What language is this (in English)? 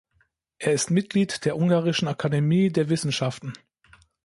German